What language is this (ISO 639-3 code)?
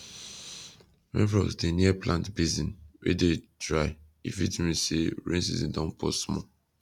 pcm